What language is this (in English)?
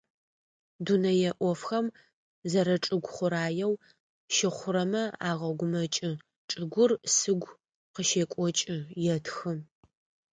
Adyghe